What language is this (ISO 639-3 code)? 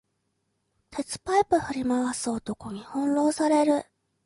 jpn